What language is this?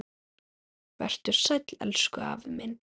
Icelandic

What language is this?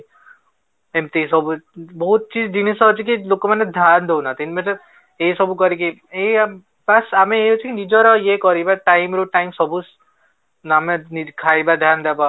Odia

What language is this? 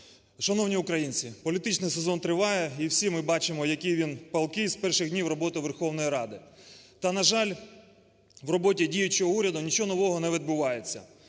Ukrainian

